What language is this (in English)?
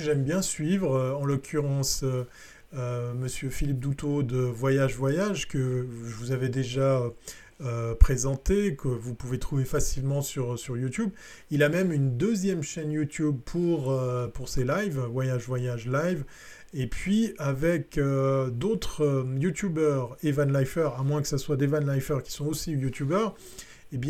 French